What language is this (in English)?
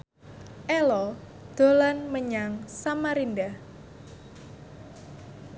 Javanese